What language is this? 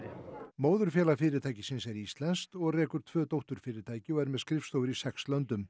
Icelandic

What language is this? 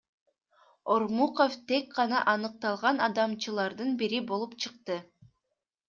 Kyrgyz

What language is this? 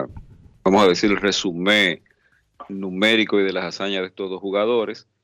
Spanish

